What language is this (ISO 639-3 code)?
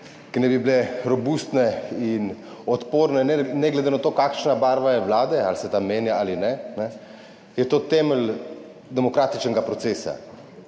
slv